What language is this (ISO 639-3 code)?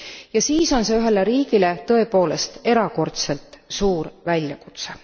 est